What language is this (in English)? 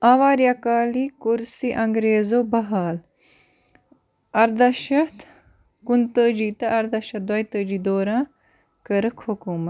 Kashmiri